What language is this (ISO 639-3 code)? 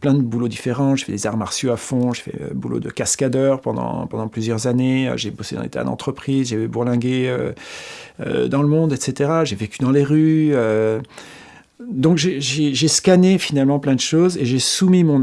fra